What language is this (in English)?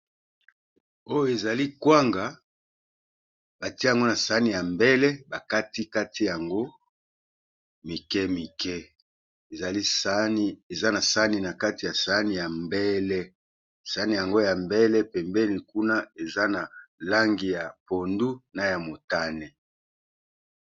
Lingala